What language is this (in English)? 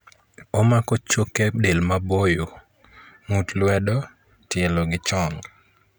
Luo (Kenya and Tanzania)